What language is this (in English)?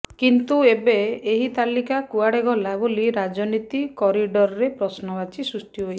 Odia